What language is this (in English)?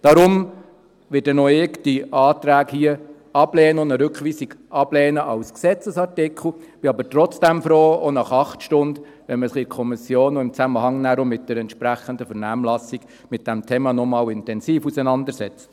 Swiss German